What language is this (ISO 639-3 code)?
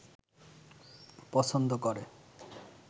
ben